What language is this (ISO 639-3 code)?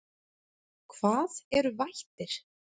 isl